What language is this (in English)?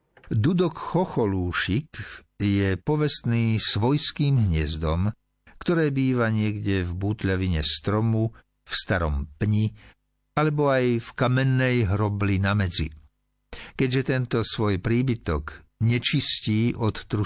Slovak